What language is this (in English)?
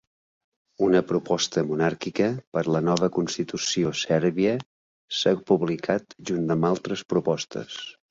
Catalan